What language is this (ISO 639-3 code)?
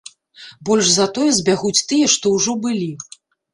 bel